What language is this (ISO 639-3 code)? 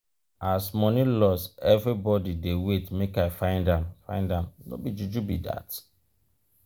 pcm